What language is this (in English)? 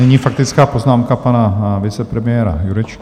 Czech